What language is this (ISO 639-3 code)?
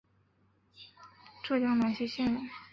zho